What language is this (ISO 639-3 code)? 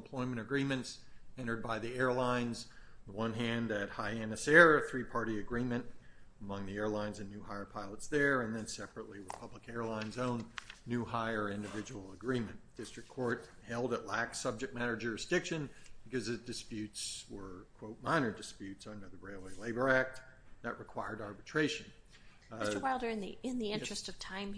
eng